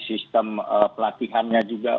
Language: Indonesian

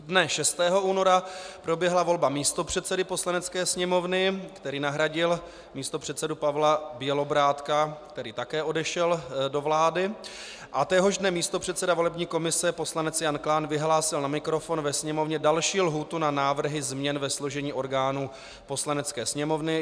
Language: Czech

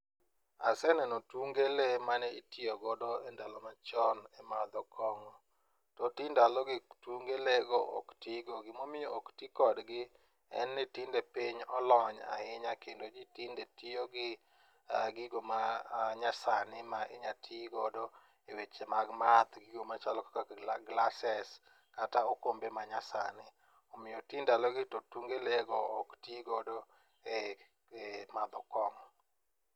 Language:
Luo (Kenya and Tanzania)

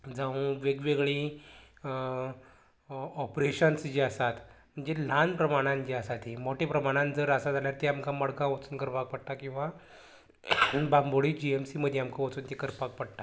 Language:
Konkani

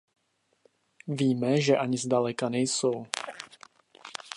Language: Czech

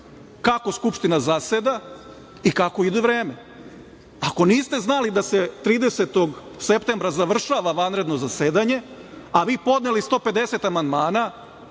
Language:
Serbian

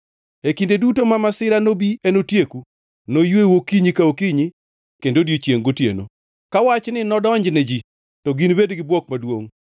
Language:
Luo (Kenya and Tanzania)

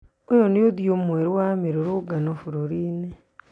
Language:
Kikuyu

